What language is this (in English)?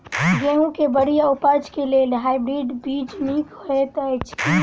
Maithili